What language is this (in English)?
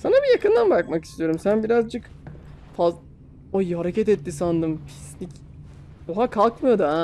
Turkish